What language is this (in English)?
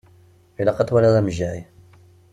Kabyle